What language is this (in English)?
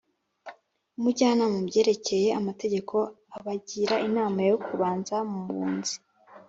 Kinyarwanda